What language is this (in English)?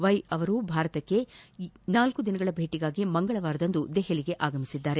Kannada